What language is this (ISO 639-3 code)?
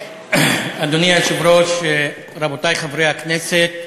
heb